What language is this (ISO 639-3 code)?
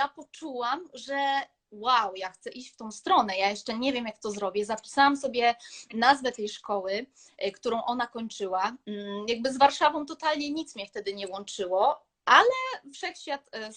pol